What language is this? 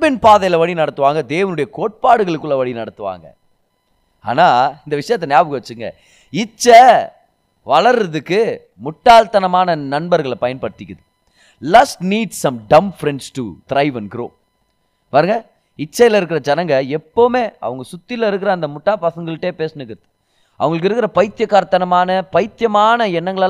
Tamil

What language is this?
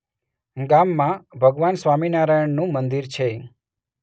Gujarati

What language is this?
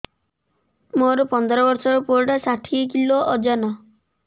Odia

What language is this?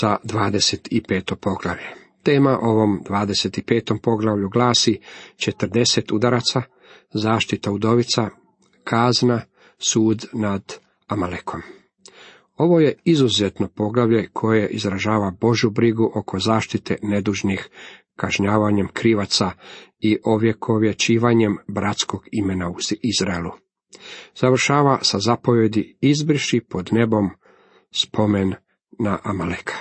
Croatian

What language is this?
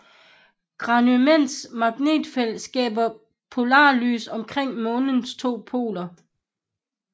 Danish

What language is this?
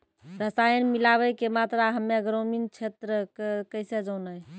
Maithili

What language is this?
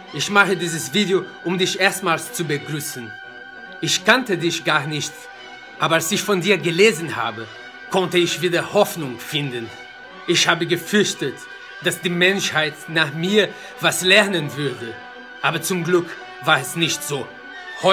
German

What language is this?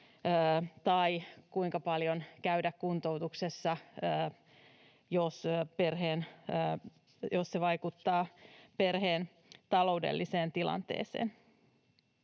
Finnish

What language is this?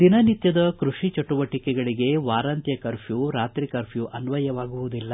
Kannada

